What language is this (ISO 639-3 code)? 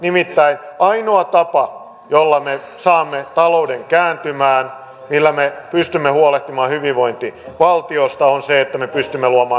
fin